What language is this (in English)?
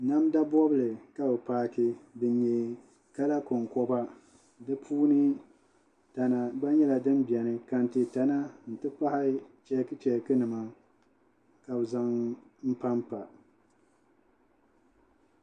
Dagbani